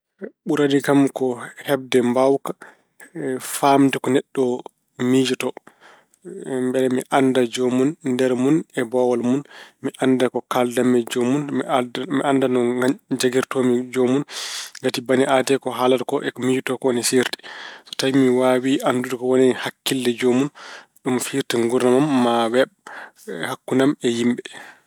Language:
Fula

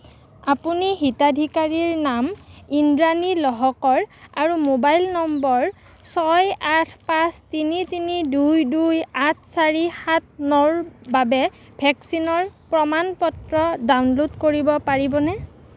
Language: Assamese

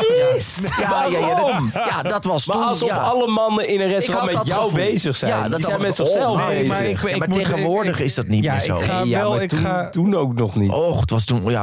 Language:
Dutch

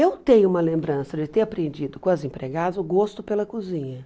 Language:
Portuguese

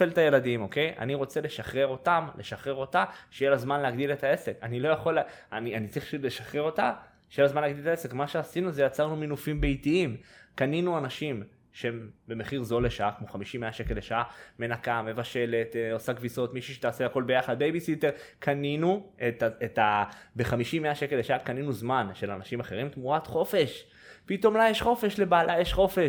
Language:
Hebrew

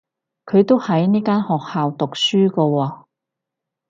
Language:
Cantonese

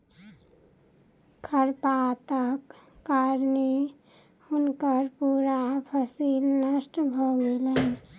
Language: Maithili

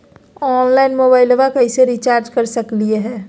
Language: Magahi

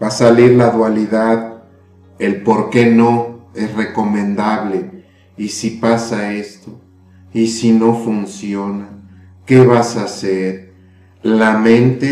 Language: Spanish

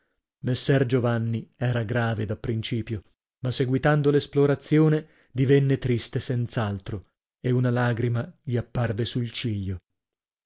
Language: Italian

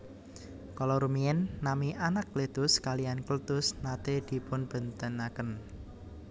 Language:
Javanese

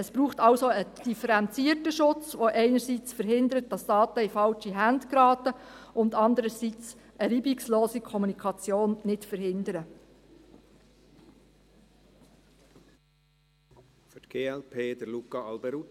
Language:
Swiss German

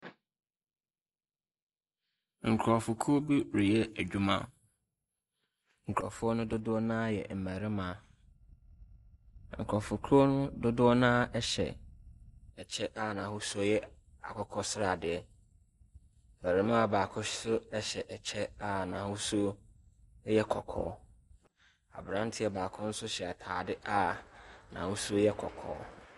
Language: Akan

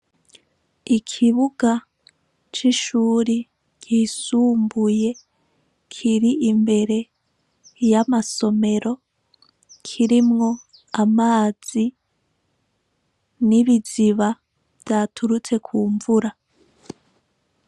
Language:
Rundi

